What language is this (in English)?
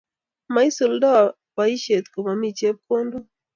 Kalenjin